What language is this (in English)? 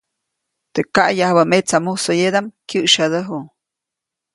Copainalá Zoque